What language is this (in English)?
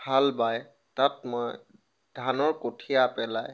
Assamese